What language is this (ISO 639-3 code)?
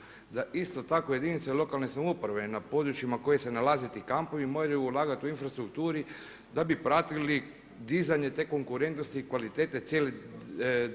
hrv